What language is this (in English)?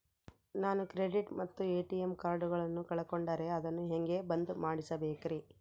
Kannada